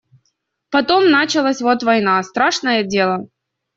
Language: Russian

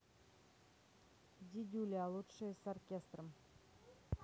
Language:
Russian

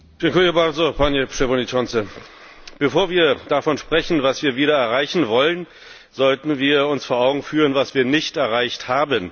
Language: German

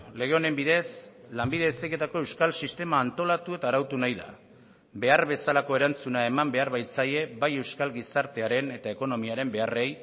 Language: Basque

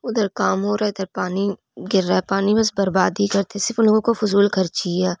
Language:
Urdu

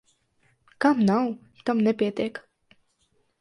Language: Latvian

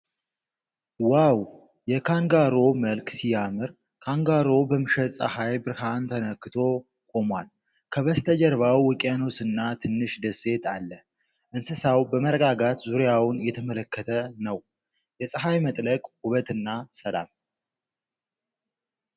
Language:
Amharic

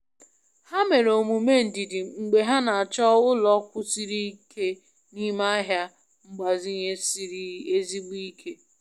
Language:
Igbo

